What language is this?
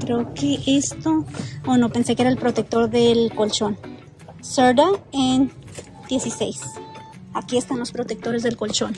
Spanish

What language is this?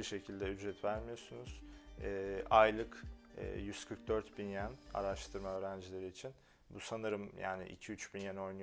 Turkish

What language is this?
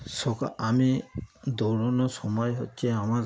Bangla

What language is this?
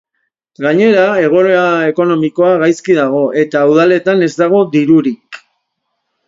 Basque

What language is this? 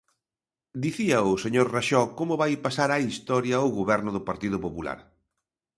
Galician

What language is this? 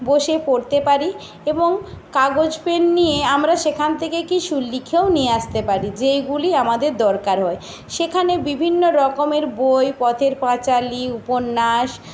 Bangla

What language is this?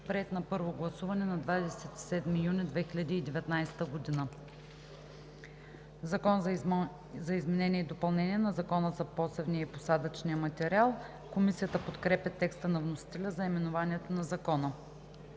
Bulgarian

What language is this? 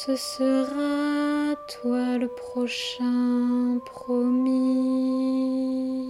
French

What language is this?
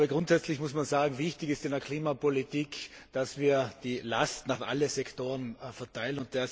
German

